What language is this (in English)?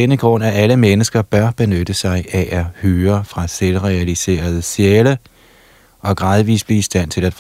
Danish